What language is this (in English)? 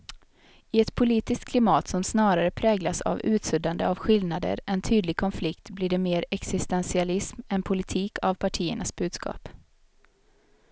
Swedish